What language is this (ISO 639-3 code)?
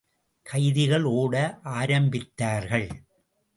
tam